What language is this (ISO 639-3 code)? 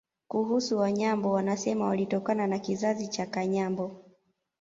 swa